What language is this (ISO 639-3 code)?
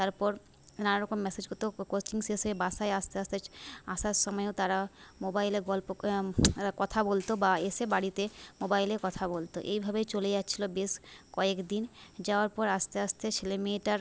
ben